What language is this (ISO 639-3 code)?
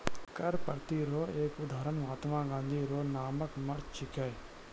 mai